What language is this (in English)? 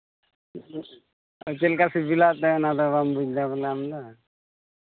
Santali